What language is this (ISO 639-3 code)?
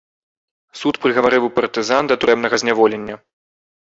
bel